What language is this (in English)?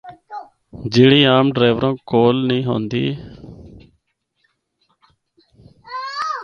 Northern Hindko